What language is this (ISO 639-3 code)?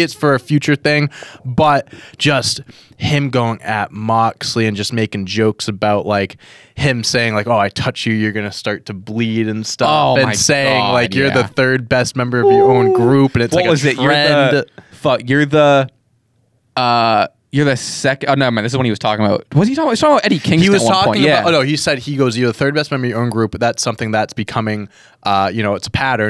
eng